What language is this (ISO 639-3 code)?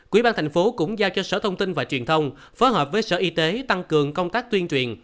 vie